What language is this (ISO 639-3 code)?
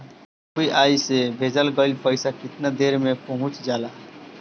bho